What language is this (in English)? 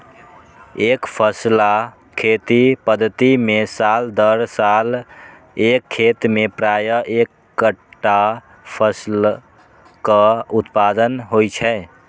Maithili